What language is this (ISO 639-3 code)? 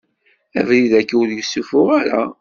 kab